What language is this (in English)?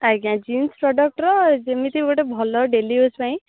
Odia